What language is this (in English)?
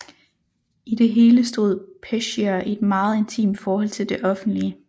Danish